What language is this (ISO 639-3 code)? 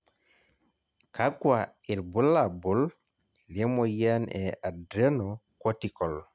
mas